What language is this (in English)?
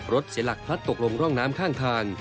Thai